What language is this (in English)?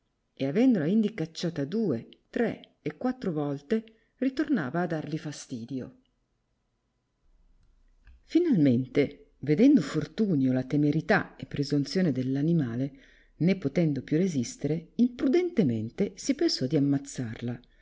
Italian